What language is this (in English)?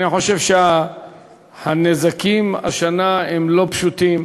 Hebrew